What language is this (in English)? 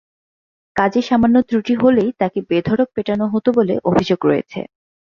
Bangla